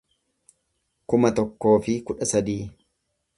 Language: Oromo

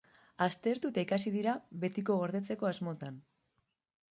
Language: Basque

